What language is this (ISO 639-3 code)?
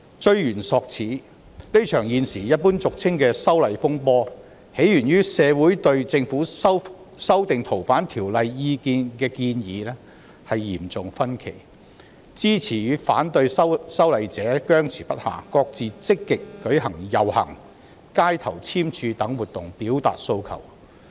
yue